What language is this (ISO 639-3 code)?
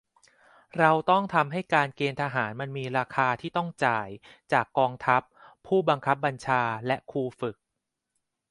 tha